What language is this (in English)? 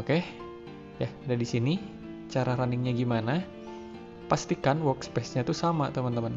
Indonesian